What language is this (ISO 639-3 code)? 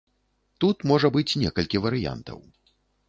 bel